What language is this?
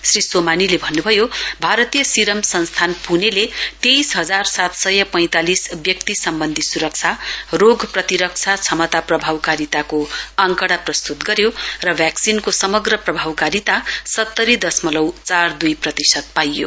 Nepali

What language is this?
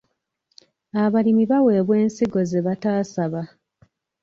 Ganda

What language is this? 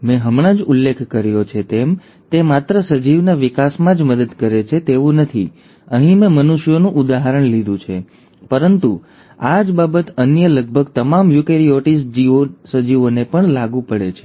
Gujarati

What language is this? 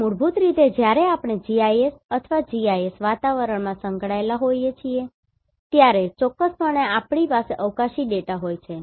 Gujarati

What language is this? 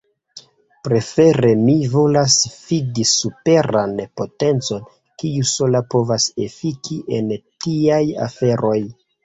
Esperanto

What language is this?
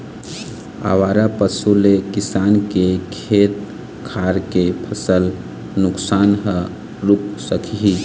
Chhattisgarhi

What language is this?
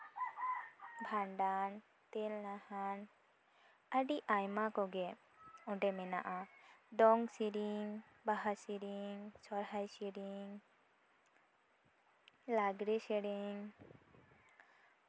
Santali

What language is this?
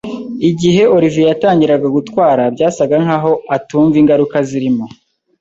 Kinyarwanda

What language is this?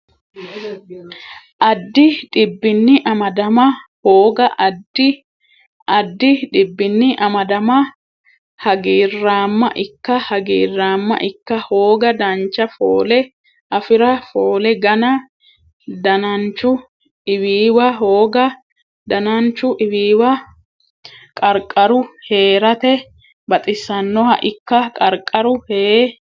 Sidamo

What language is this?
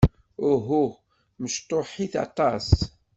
Kabyle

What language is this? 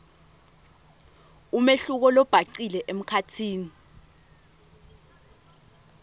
Swati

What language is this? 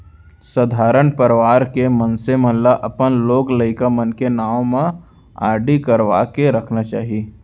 Chhattisgarhi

